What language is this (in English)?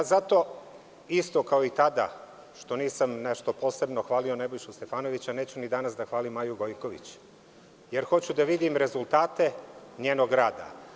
Serbian